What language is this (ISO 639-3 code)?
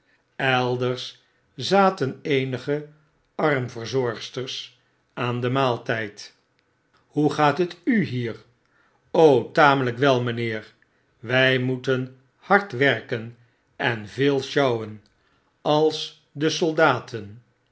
nld